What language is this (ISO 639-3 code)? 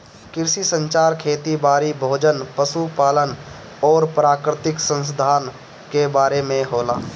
bho